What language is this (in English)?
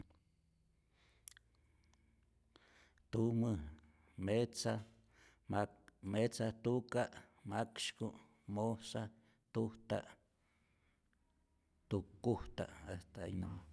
Rayón Zoque